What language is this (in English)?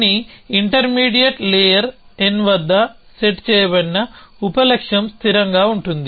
Telugu